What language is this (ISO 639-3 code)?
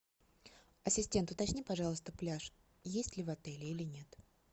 rus